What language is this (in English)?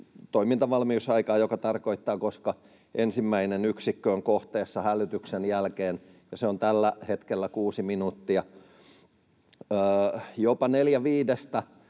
Finnish